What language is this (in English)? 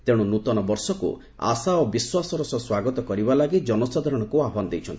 Odia